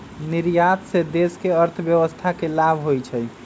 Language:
Magahi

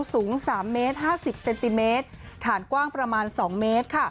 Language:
Thai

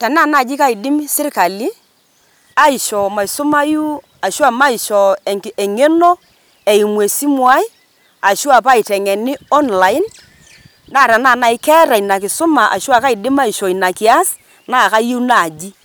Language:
Masai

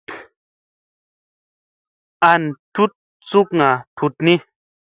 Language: Musey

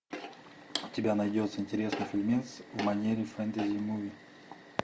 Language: Russian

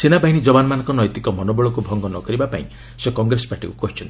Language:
Odia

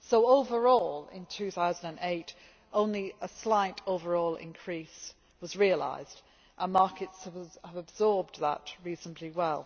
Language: English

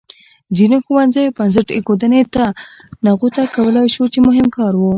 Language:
Pashto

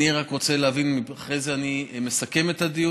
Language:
Hebrew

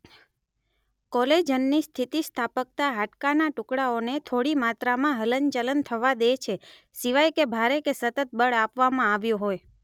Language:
Gujarati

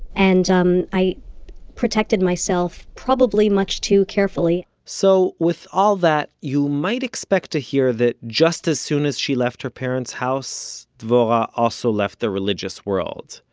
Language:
English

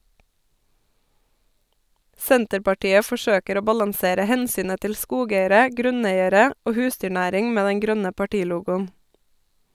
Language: Norwegian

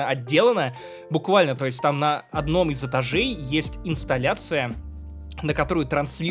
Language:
Russian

